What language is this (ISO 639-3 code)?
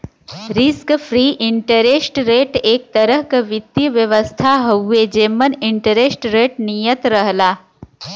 bho